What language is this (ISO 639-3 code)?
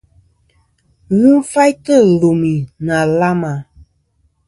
bkm